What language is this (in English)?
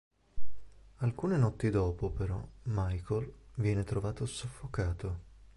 Italian